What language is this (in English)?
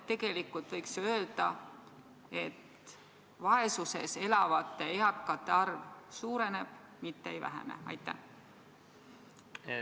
Estonian